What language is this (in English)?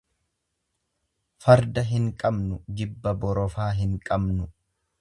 Oromo